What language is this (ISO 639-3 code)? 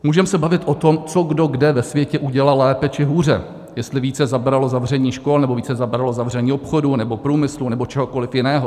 ces